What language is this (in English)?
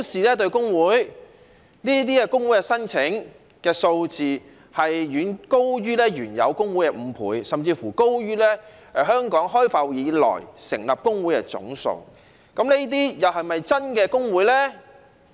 Cantonese